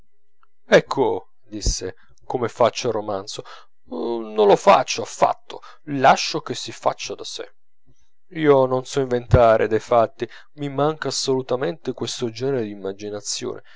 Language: Italian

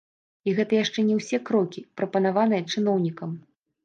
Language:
Belarusian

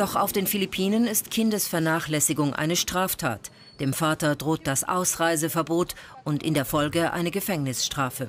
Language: German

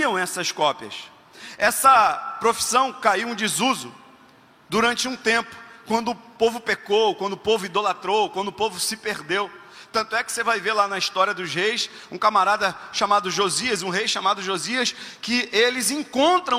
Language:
Portuguese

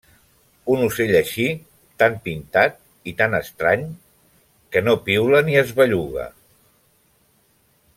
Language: Catalan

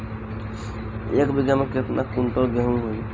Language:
Bhojpuri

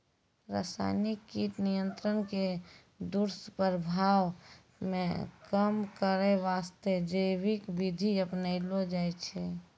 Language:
Maithili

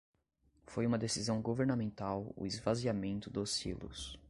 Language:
Portuguese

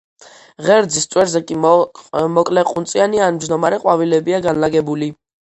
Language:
Georgian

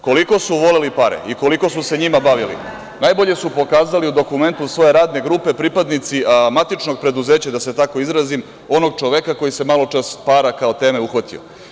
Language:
Serbian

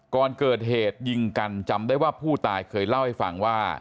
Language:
Thai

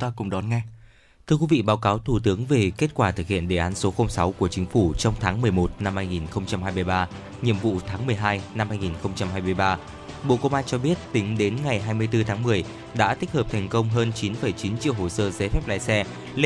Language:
Vietnamese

